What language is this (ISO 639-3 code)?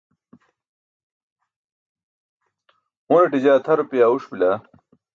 bsk